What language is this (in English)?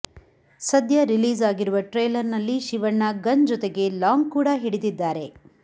Kannada